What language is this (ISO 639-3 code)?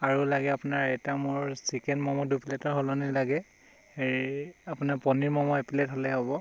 asm